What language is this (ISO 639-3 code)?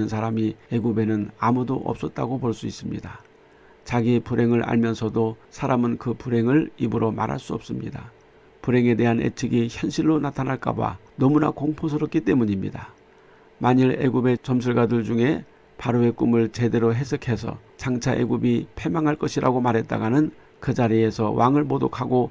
kor